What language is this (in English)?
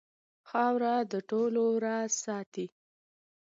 Pashto